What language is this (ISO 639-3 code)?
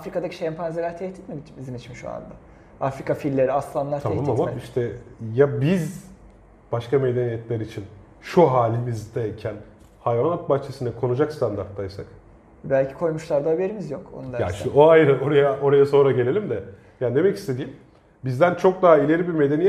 tur